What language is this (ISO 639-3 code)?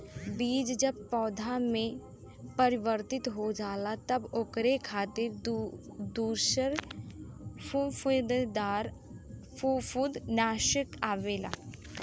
bho